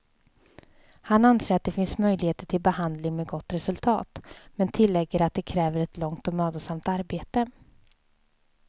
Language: Swedish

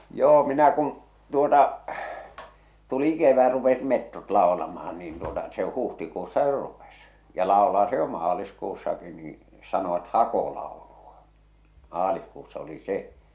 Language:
Finnish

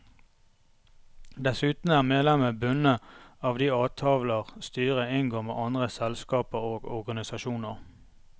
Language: Norwegian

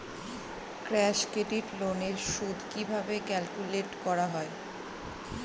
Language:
Bangla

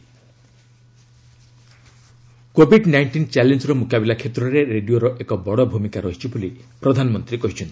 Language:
Odia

